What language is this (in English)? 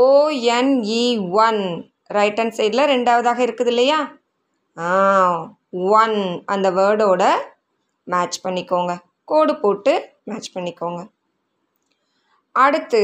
Tamil